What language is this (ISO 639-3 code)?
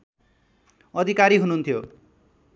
nep